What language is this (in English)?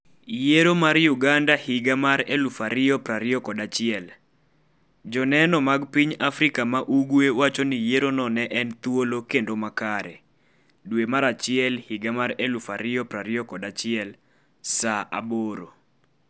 Luo (Kenya and Tanzania)